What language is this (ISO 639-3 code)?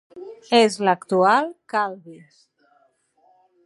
cat